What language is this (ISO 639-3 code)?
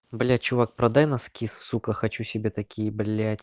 rus